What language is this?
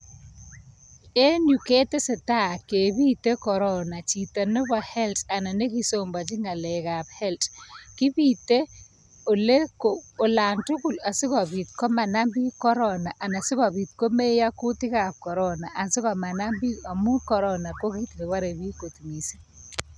Kalenjin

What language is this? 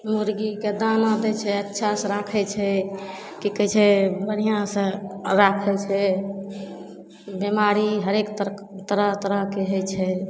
Maithili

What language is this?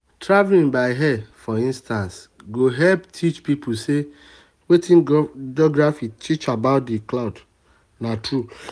Nigerian Pidgin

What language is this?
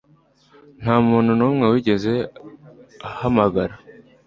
Kinyarwanda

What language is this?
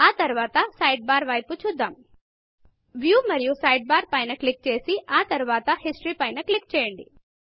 Telugu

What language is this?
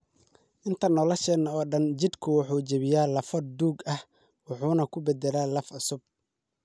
Somali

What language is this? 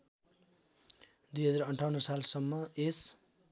Nepali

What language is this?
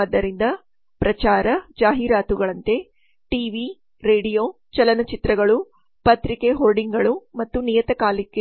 Kannada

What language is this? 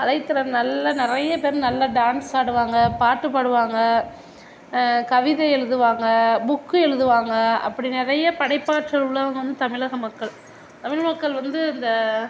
Tamil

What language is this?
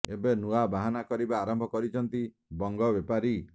Odia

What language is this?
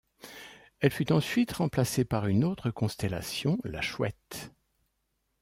French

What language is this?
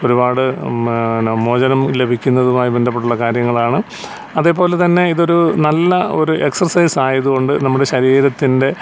Malayalam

